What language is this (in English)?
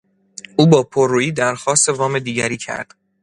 Persian